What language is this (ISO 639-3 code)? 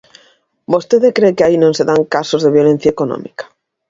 glg